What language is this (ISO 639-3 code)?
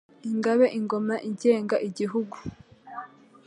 kin